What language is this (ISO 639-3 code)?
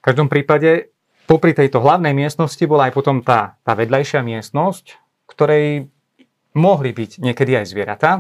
slk